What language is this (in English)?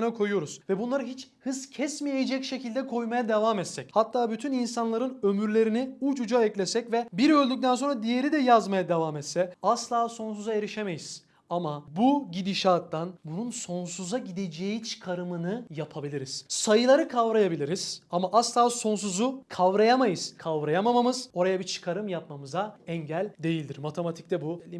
Turkish